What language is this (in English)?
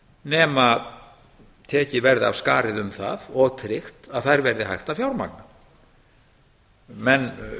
Icelandic